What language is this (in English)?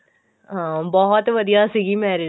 Punjabi